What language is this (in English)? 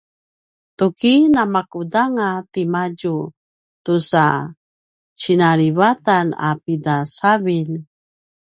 Paiwan